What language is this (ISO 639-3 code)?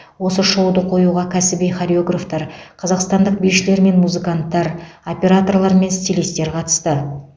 kaz